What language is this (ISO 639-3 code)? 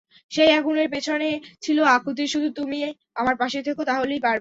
ben